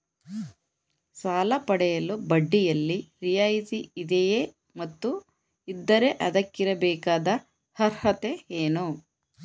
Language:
Kannada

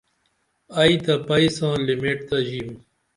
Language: Dameli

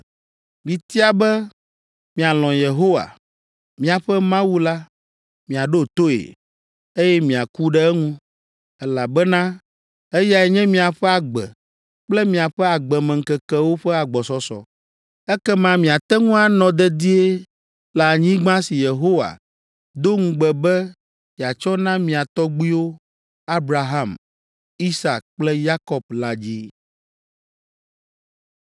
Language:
Ewe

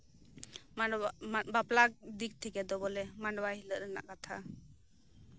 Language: Santali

